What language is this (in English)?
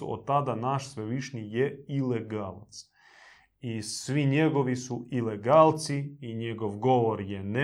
Croatian